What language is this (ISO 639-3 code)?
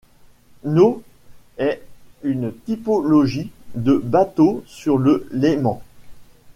fra